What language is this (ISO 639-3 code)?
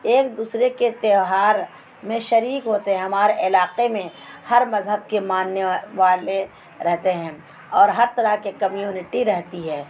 urd